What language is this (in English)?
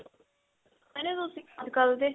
Punjabi